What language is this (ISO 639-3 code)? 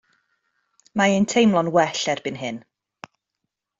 cym